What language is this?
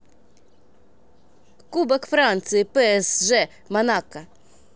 Russian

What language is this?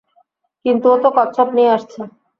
Bangla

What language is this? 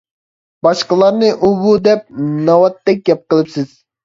Uyghur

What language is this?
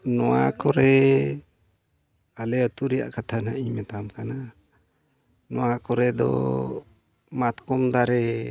Santali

